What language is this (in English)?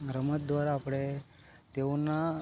Gujarati